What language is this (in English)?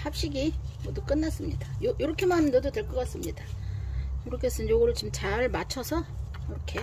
Korean